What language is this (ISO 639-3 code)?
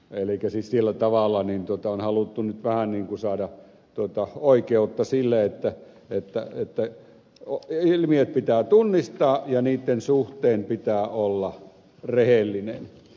fin